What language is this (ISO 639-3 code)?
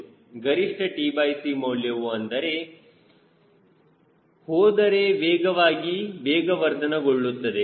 kan